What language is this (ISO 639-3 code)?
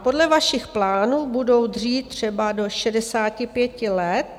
ces